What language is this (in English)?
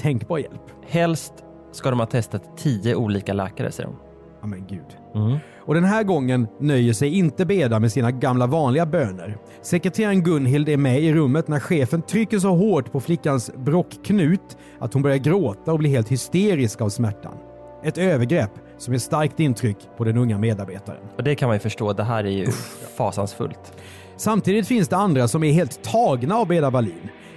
Swedish